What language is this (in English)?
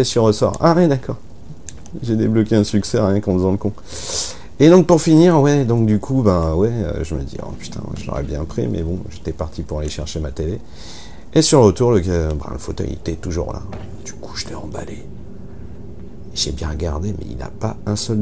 French